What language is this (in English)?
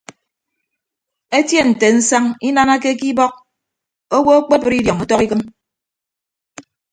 Ibibio